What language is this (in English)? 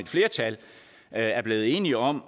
Danish